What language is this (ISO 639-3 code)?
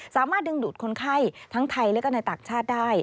tha